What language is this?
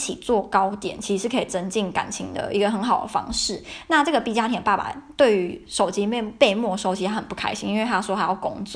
Chinese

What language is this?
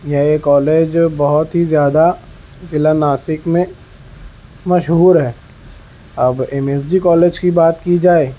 Urdu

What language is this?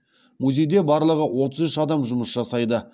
Kazakh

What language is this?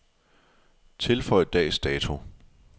Danish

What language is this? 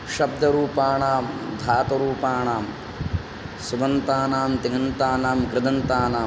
Sanskrit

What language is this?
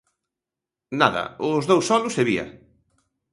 Galician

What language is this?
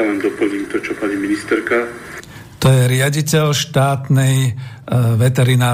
Slovak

